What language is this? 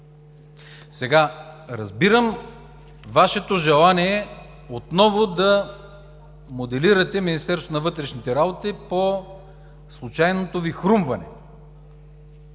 Bulgarian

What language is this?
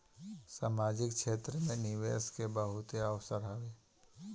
Bhojpuri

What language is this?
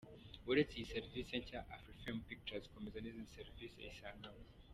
Kinyarwanda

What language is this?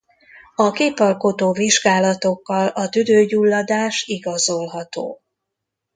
Hungarian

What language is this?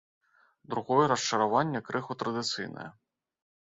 Belarusian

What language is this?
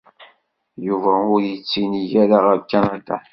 Kabyle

